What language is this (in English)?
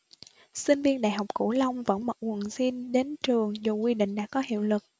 Vietnamese